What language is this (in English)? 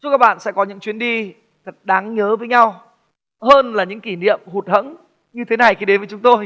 Vietnamese